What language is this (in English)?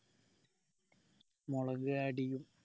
Malayalam